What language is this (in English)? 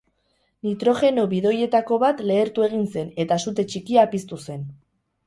Basque